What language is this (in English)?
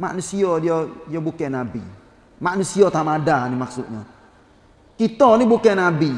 Malay